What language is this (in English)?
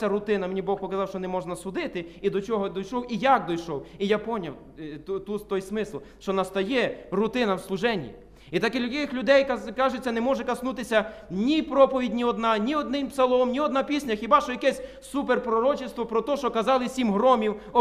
Ukrainian